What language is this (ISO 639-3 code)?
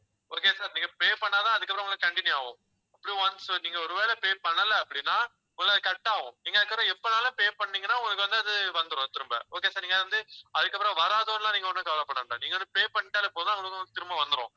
tam